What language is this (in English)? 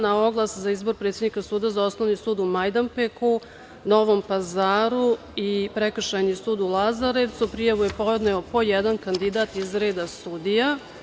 Serbian